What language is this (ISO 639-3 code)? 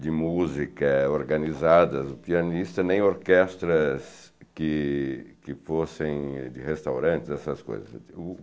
por